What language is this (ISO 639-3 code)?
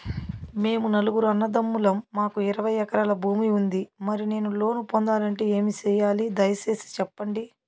tel